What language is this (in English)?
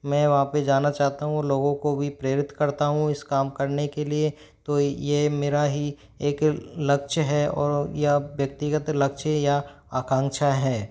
Hindi